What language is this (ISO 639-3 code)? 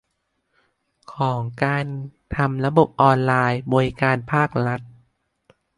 tha